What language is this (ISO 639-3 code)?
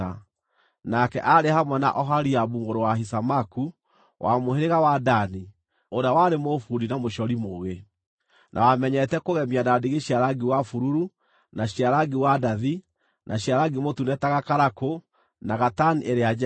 kik